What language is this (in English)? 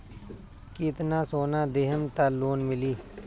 Bhojpuri